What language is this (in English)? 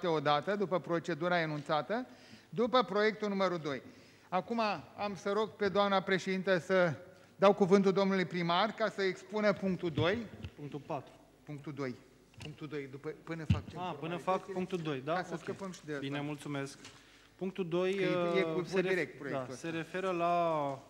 Romanian